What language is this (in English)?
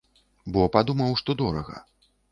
Belarusian